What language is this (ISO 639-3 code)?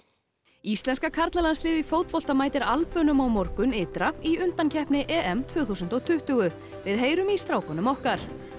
isl